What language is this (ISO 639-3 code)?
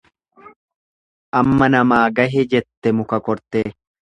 orm